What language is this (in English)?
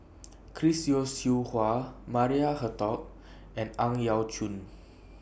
English